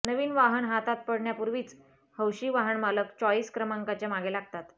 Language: Marathi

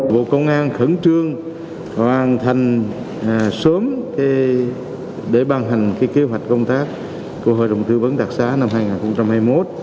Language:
Vietnamese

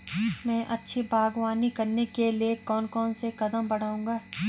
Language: Hindi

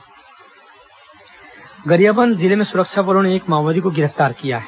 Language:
Hindi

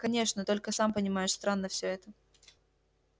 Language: Russian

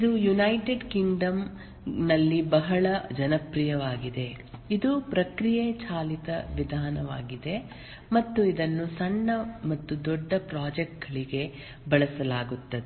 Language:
Kannada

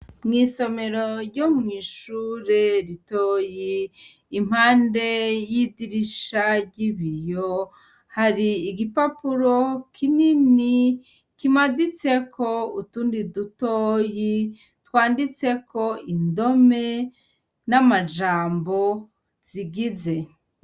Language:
Rundi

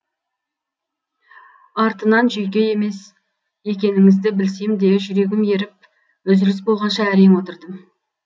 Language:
Kazakh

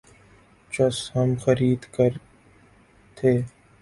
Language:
Urdu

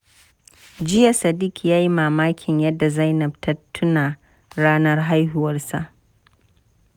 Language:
Hausa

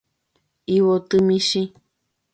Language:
Guarani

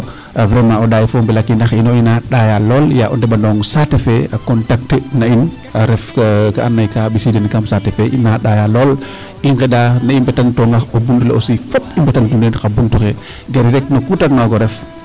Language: Serer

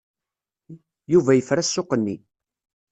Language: Kabyle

